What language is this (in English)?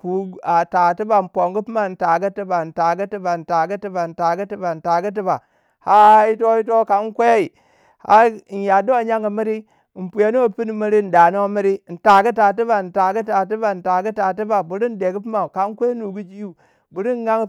Waja